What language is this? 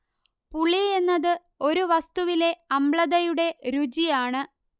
Malayalam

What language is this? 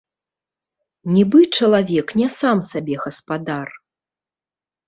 Belarusian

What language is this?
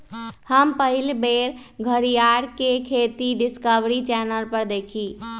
Magahi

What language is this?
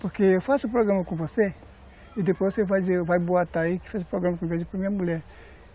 Portuguese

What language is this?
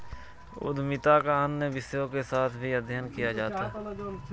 Hindi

